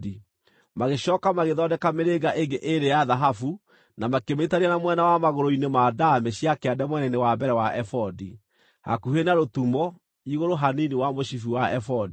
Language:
Kikuyu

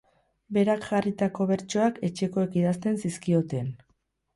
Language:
Basque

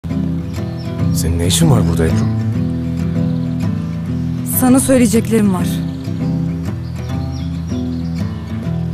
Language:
Turkish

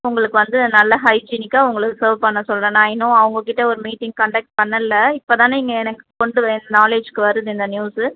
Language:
Tamil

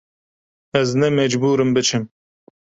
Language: Kurdish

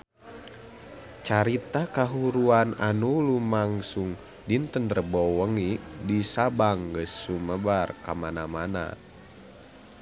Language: Sundanese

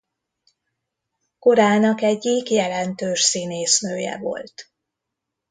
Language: Hungarian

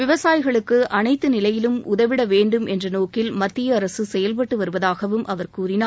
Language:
Tamil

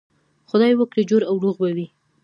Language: Pashto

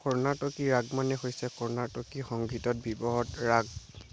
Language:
Assamese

